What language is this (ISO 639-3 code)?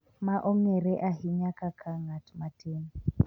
luo